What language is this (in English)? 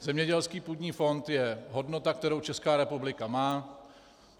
Czech